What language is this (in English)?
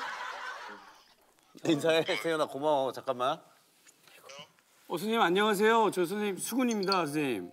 Korean